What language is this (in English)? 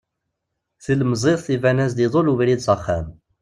Kabyle